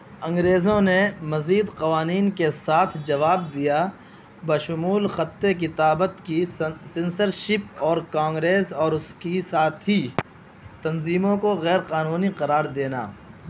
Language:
Urdu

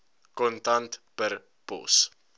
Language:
Afrikaans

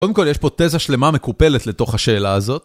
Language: Hebrew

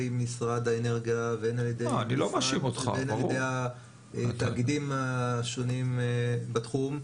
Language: Hebrew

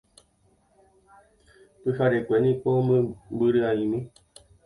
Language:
Guarani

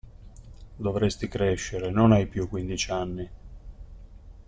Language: Italian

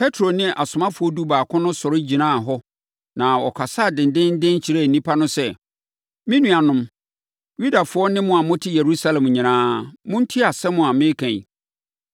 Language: Akan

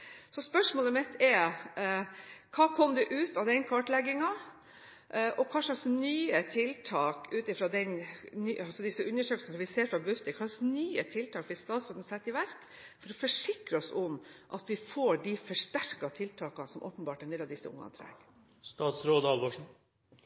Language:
Norwegian Bokmål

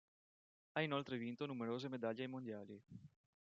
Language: Italian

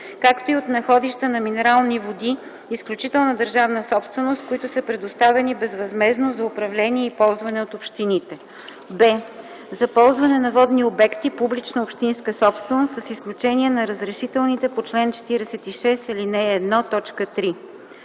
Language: Bulgarian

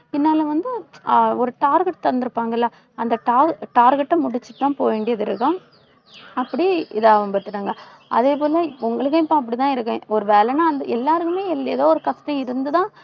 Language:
Tamil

